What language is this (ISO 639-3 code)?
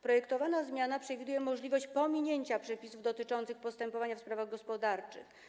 pol